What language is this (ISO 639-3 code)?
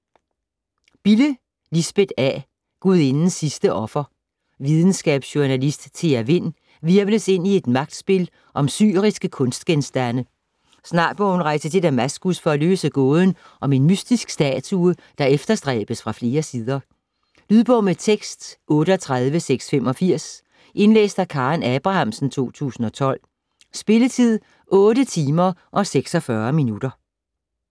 dan